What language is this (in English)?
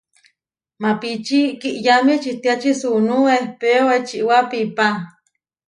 Huarijio